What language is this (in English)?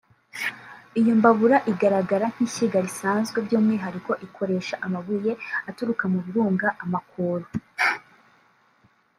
Kinyarwanda